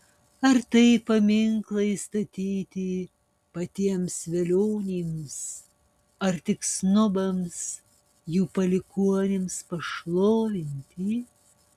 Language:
Lithuanian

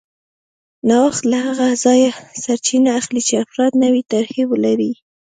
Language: Pashto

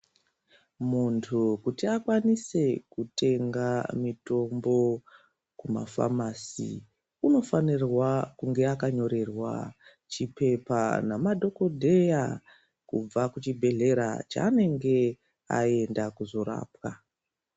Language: Ndau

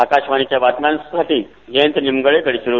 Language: Marathi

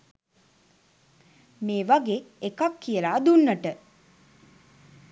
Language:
Sinhala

